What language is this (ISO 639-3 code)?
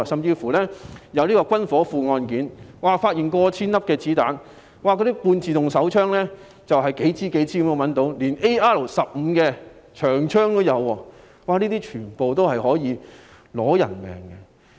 yue